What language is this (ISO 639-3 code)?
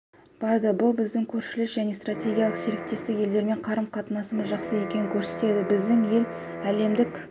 kaz